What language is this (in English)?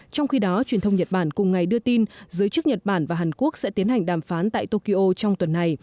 Vietnamese